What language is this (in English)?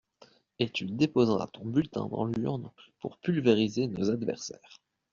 French